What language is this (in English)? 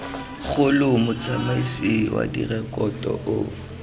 Tswana